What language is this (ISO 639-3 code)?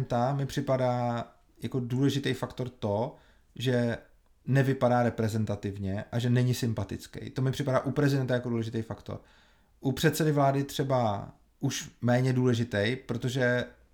ces